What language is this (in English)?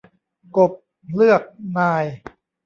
Thai